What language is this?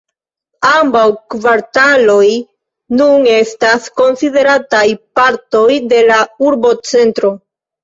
Esperanto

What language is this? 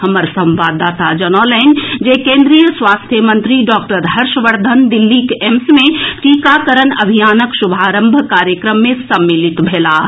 Maithili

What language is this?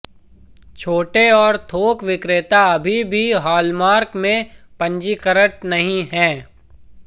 Hindi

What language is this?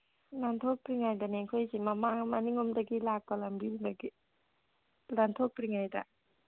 Manipuri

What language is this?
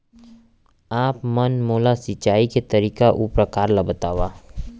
Chhattisgarhi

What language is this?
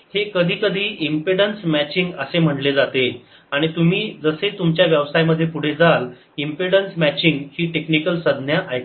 Marathi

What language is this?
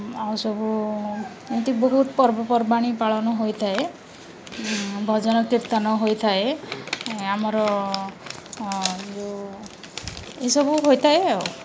Odia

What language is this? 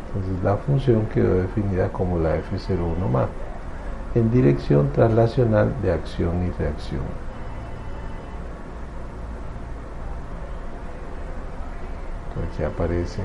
Spanish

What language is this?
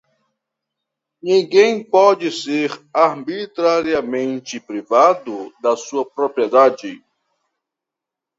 Portuguese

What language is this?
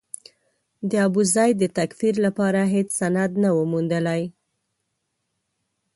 Pashto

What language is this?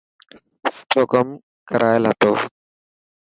Dhatki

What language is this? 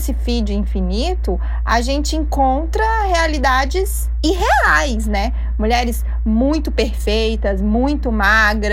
Portuguese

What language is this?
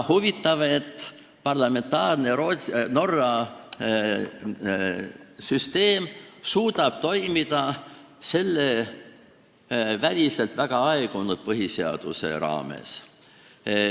Estonian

